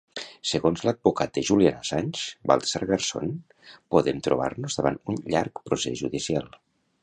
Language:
Catalan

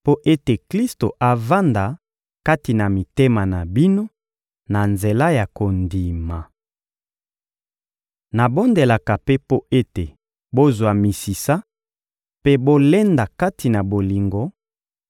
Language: Lingala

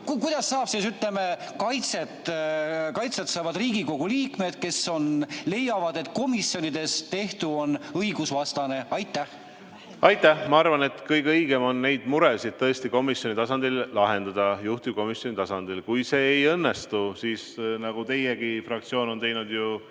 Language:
Estonian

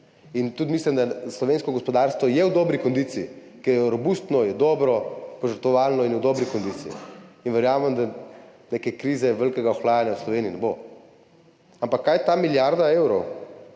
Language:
Slovenian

